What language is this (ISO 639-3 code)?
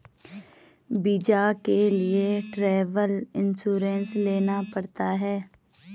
hin